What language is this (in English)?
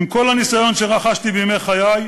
Hebrew